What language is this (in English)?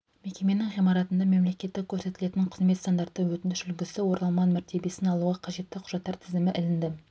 Kazakh